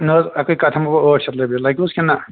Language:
Kashmiri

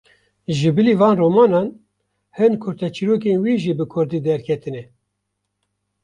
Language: Kurdish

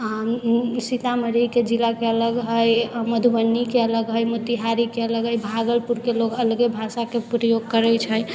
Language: Maithili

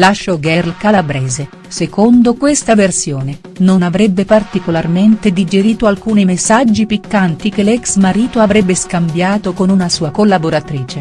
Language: Italian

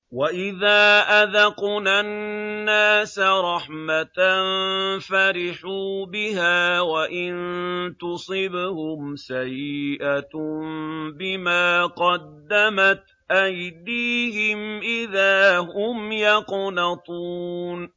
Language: Arabic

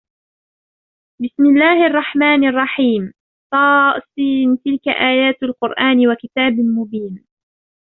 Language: Arabic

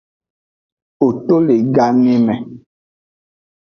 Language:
Aja (Benin)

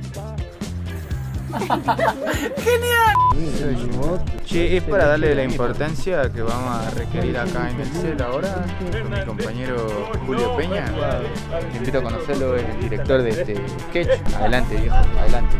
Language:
Spanish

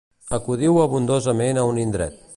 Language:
Catalan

